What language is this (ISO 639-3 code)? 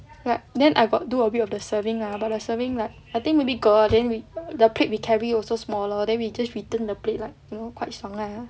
eng